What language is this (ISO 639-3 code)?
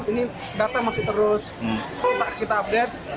ind